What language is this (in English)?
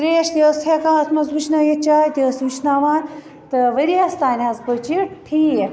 Kashmiri